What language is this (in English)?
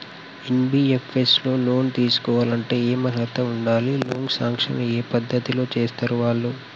Telugu